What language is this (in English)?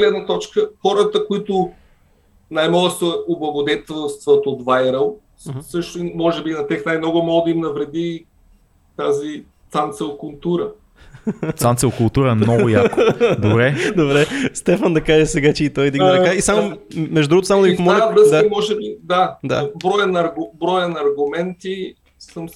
Bulgarian